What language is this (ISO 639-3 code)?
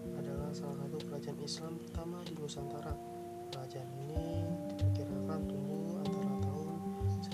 ind